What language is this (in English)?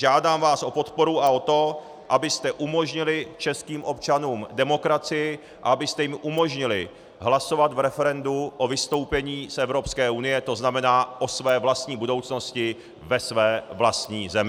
Czech